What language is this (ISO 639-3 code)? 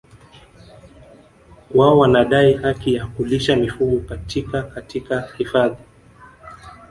swa